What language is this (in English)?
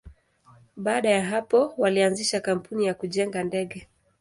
Swahili